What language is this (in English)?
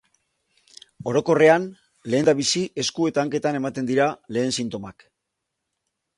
Basque